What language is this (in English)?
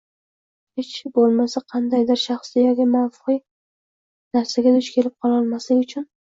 Uzbek